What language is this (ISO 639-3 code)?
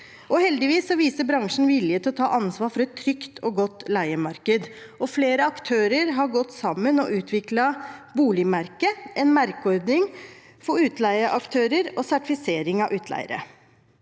nor